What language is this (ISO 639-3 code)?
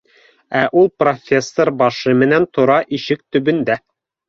bak